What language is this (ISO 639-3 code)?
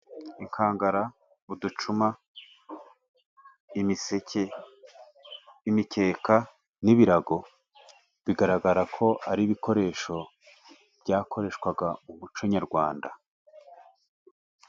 kin